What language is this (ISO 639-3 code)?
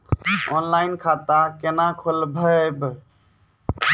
mai